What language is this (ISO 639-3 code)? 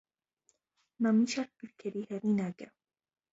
hye